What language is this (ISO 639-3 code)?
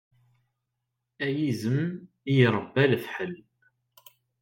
kab